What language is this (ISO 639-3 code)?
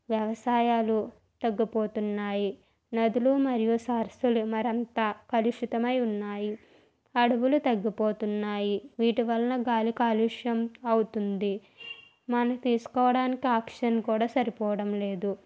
tel